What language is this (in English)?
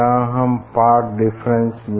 Hindi